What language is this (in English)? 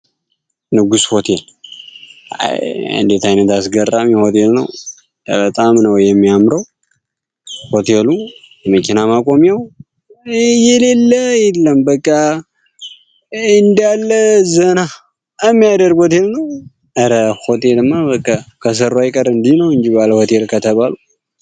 Amharic